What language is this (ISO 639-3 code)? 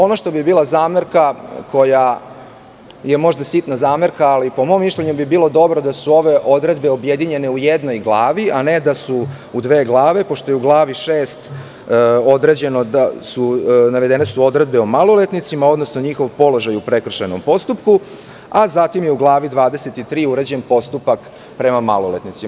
srp